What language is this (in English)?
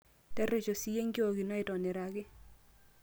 Masai